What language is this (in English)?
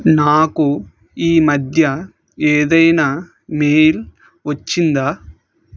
Telugu